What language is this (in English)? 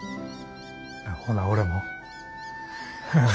Japanese